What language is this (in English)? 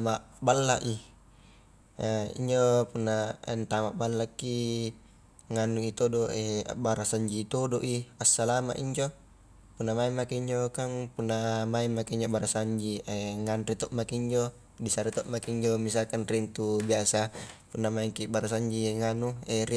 Highland Konjo